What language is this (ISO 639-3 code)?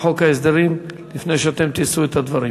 heb